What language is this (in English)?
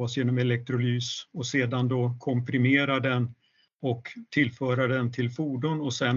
Swedish